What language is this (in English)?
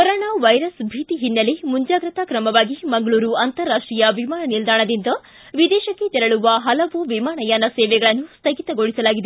Kannada